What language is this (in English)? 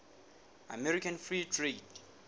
Southern Sotho